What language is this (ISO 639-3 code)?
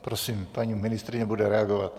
ces